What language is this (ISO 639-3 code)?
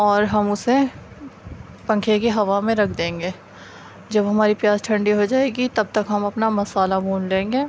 urd